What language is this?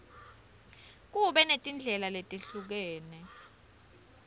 Swati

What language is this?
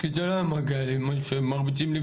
Hebrew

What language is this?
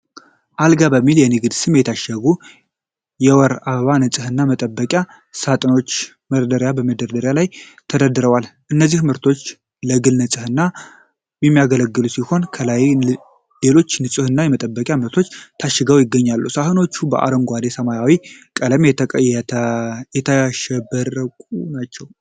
Amharic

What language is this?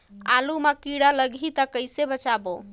Chhattisgarhi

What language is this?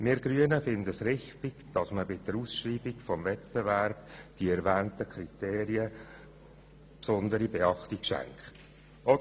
Swiss German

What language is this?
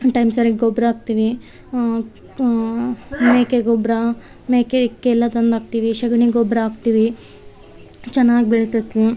Kannada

